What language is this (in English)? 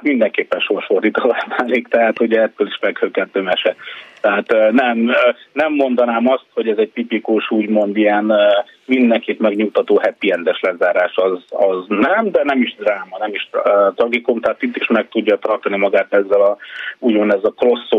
Hungarian